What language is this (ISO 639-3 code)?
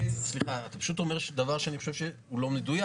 heb